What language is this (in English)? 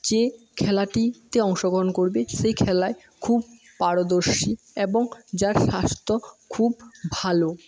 Bangla